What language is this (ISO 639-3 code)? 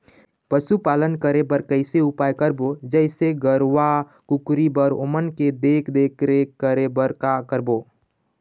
hne